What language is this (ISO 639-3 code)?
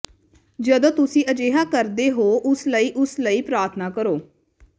pan